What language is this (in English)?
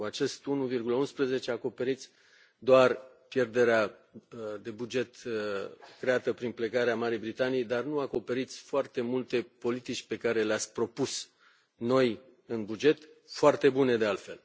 Romanian